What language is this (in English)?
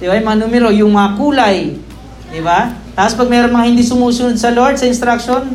Filipino